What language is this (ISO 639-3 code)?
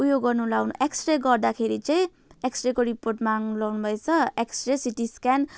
nep